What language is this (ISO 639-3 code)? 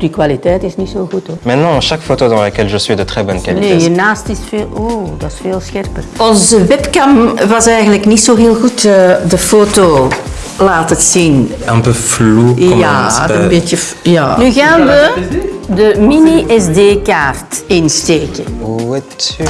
nld